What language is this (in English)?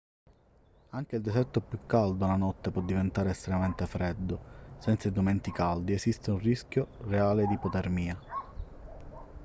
Italian